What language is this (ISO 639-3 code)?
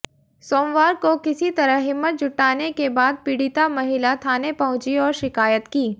hin